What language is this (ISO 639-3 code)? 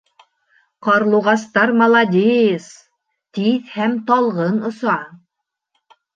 bak